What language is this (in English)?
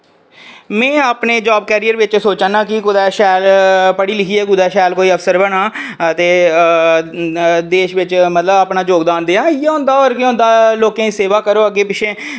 Dogri